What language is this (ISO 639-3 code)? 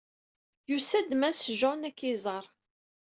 kab